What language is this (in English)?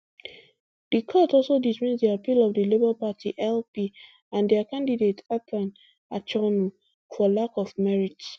Nigerian Pidgin